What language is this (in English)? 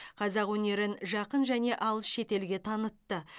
Kazakh